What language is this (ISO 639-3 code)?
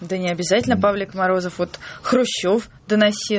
rus